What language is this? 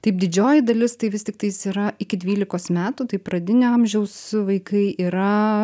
Lithuanian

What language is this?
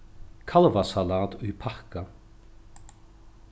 Faroese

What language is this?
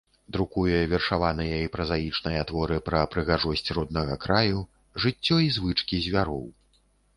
Belarusian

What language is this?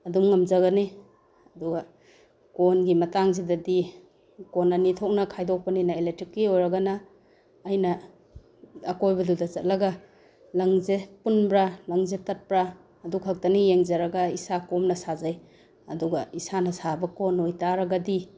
Manipuri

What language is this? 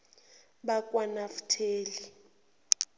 Zulu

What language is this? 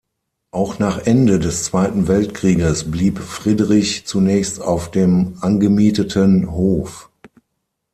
German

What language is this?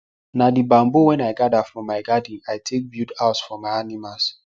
Nigerian Pidgin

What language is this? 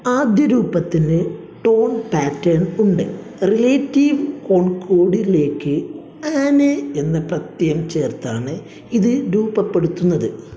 Malayalam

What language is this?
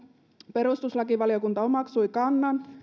Finnish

